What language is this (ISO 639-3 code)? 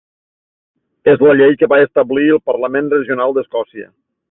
cat